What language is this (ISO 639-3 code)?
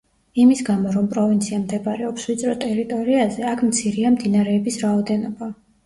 kat